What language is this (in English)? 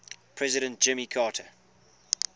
English